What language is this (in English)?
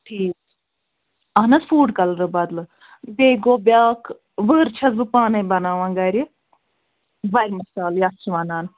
Kashmiri